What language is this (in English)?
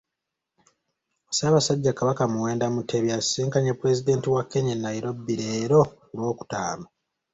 Ganda